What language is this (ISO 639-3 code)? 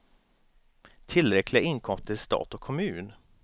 swe